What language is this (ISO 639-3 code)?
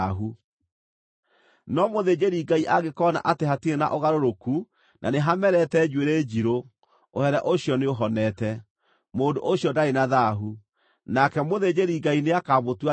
kik